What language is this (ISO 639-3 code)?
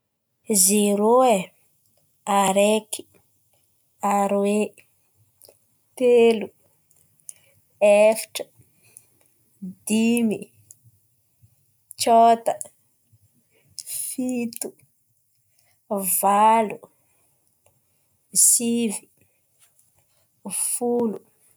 xmv